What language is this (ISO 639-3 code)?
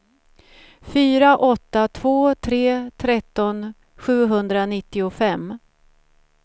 swe